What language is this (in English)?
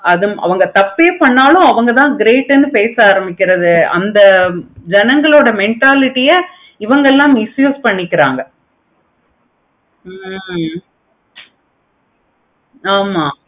Tamil